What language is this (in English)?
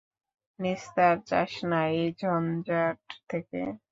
Bangla